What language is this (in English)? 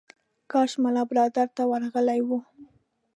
Pashto